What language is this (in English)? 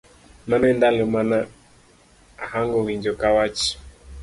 Luo (Kenya and Tanzania)